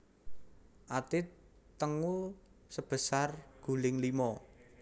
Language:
Javanese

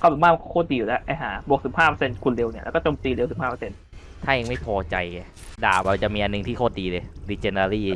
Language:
Thai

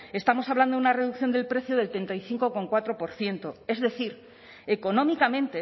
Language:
Spanish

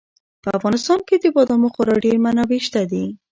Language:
Pashto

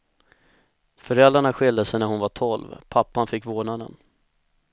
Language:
Swedish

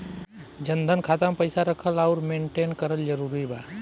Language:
Bhojpuri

